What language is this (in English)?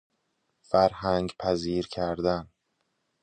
Persian